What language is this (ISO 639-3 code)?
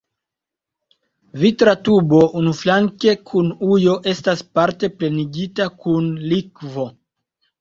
epo